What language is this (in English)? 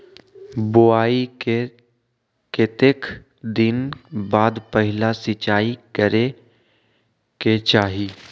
Magahi